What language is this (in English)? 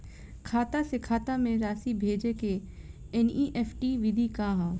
Bhojpuri